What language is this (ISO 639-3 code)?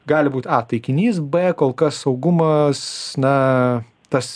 lit